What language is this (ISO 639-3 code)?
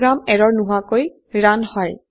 asm